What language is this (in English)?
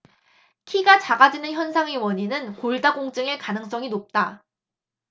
Korean